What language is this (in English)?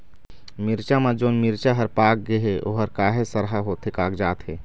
Chhattisgarhi